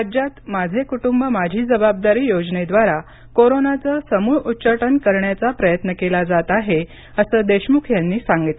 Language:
Marathi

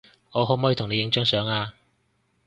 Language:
Cantonese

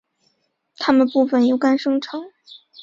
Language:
Chinese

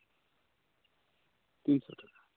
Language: Santali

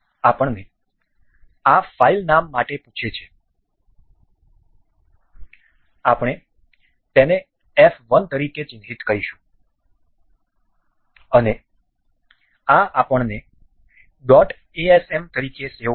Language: Gujarati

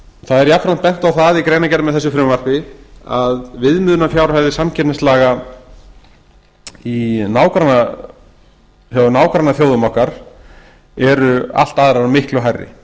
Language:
Icelandic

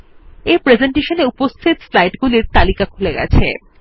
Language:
Bangla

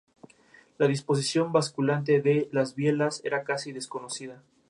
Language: Spanish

